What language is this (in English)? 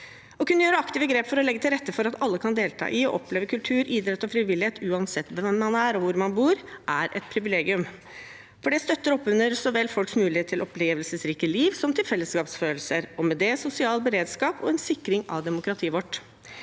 Norwegian